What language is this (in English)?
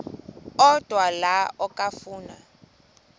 Xhosa